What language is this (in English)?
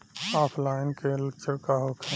Bhojpuri